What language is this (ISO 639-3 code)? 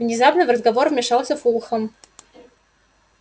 rus